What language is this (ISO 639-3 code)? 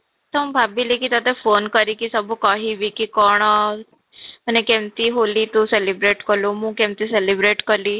ori